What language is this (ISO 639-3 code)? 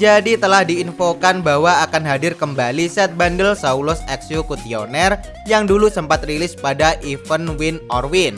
ind